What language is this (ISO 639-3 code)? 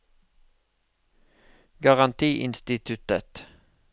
nor